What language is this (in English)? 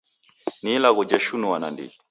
Taita